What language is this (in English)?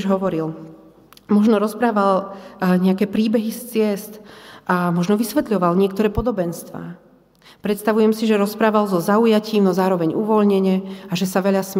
Slovak